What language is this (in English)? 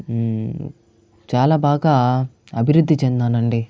Telugu